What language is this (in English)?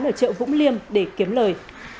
Vietnamese